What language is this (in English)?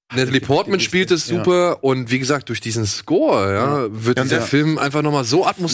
German